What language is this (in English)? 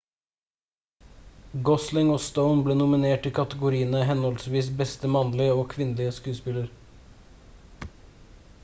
Norwegian Bokmål